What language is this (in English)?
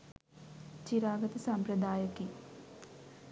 Sinhala